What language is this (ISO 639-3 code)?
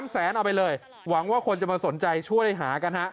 tha